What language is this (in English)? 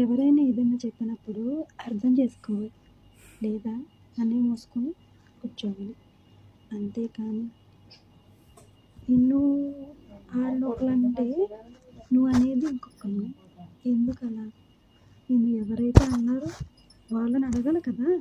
Telugu